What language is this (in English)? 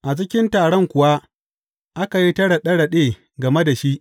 Hausa